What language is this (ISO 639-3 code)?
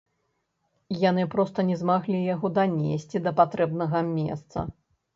bel